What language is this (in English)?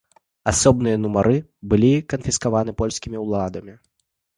Belarusian